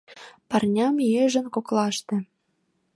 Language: Mari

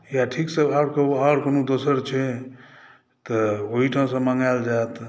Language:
Maithili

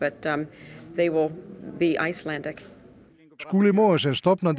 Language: Icelandic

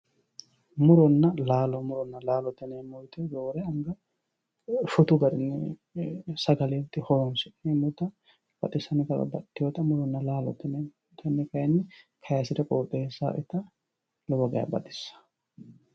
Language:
Sidamo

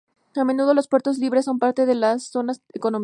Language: Spanish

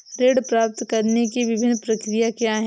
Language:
Hindi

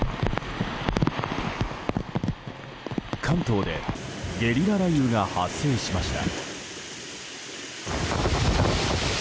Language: Japanese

